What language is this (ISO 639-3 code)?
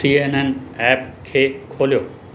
snd